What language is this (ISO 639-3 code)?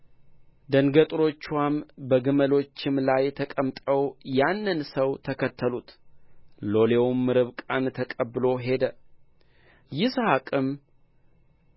amh